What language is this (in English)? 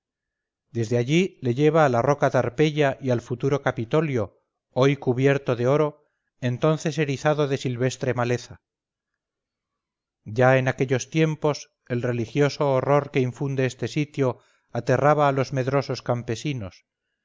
Spanish